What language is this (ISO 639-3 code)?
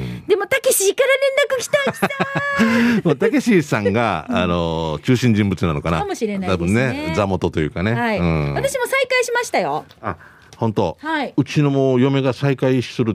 jpn